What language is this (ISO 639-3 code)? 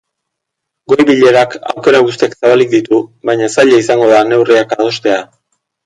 eus